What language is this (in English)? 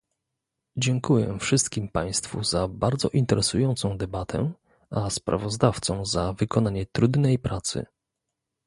Polish